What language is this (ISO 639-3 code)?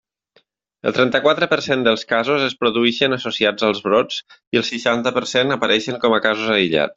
cat